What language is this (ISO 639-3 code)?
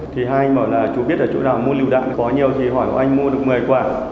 vie